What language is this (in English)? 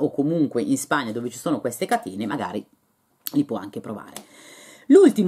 Italian